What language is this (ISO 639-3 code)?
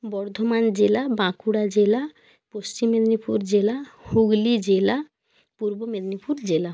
ben